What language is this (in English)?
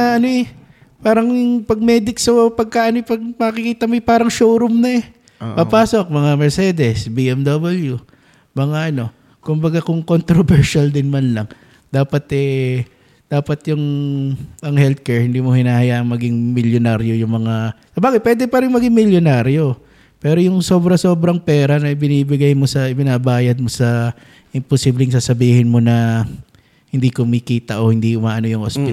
Filipino